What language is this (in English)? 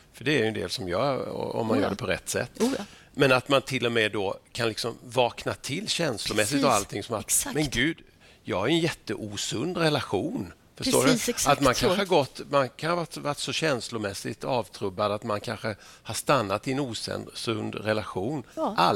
Swedish